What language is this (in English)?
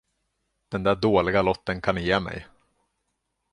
Swedish